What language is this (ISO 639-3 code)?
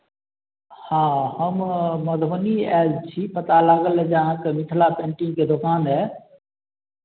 mai